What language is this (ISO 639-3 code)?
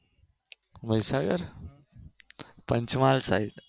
guj